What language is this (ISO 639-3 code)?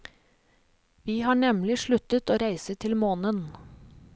nor